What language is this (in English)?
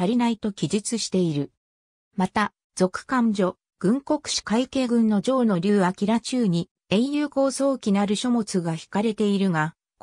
Japanese